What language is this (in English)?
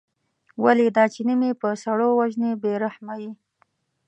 Pashto